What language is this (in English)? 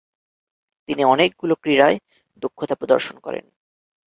Bangla